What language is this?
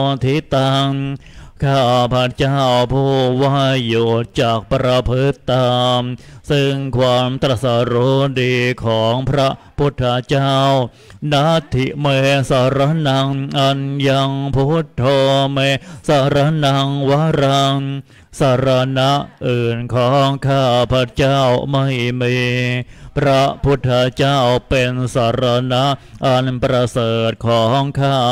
Thai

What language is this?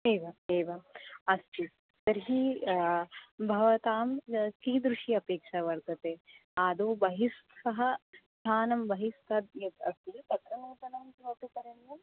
Sanskrit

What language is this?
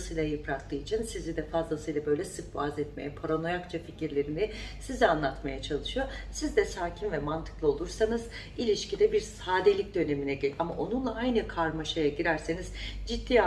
Turkish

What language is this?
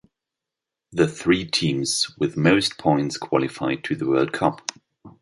English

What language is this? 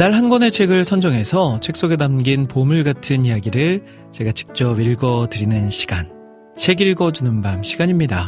Korean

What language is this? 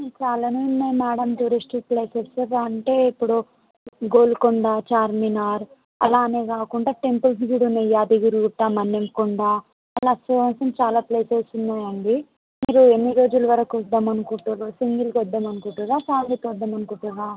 Telugu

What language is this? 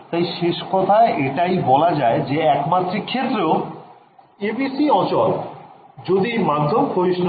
Bangla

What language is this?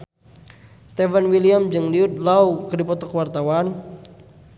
Sundanese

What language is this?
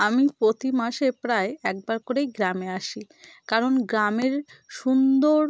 Bangla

